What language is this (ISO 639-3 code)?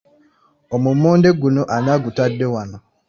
lug